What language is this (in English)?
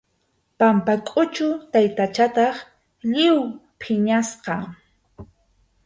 Arequipa-La Unión Quechua